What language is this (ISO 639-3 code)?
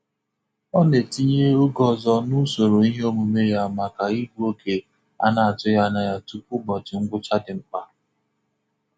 ibo